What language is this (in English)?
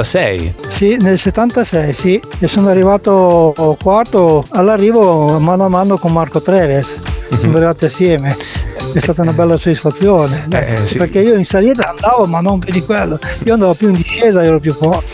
Italian